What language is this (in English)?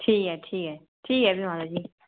Dogri